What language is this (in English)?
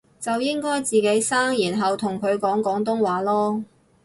Cantonese